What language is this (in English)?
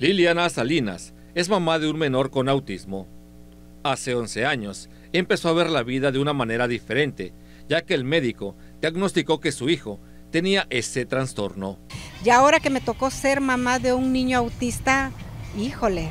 Spanish